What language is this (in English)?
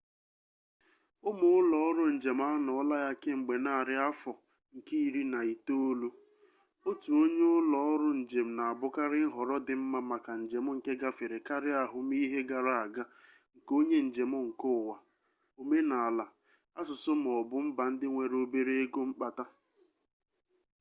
Igbo